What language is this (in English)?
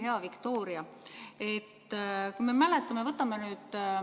Estonian